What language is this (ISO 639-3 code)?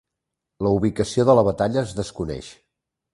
cat